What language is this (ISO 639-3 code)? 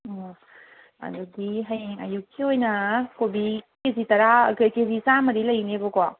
mni